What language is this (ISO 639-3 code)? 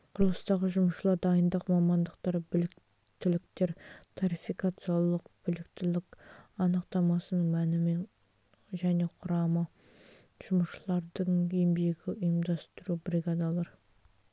kaz